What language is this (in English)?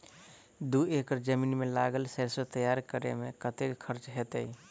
Maithili